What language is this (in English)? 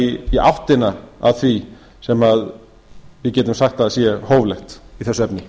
Icelandic